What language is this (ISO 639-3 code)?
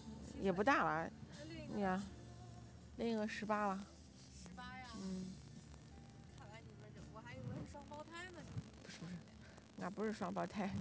zho